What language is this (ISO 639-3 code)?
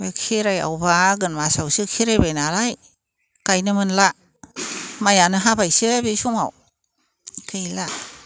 brx